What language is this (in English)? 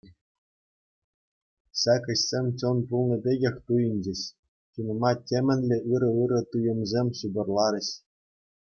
Chuvash